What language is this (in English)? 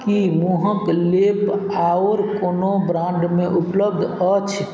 Maithili